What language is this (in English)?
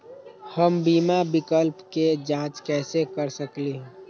Magahi